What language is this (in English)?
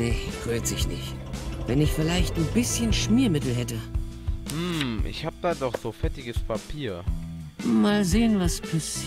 German